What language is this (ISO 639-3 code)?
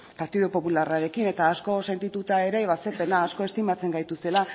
eus